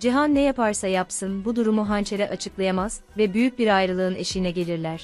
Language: Turkish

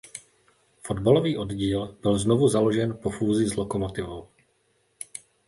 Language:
Czech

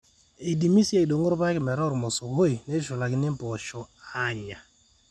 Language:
Masai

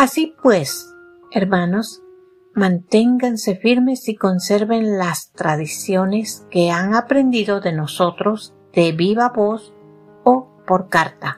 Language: Spanish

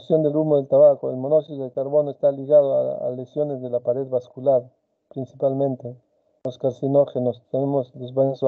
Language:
Spanish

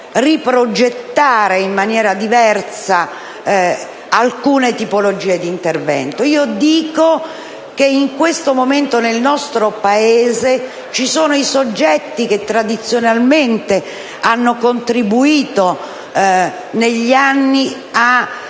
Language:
Italian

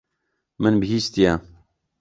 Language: Kurdish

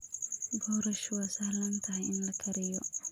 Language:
Somali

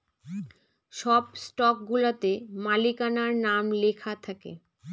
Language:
Bangla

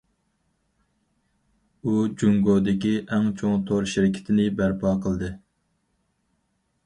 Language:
Uyghur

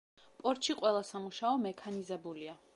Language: Georgian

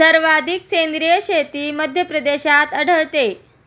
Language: Marathi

